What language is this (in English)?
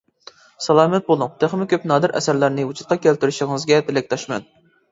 Uyghur